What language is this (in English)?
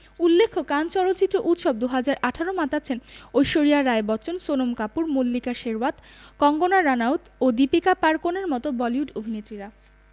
Bangla